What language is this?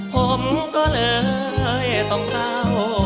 Thai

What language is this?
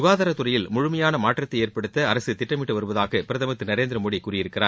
Tamil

